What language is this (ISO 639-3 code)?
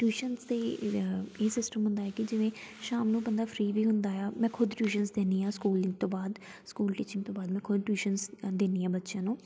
pan